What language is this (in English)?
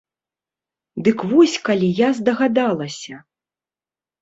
Belarusian